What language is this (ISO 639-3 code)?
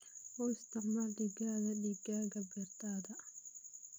som